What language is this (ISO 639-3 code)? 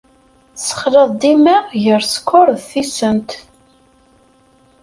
kab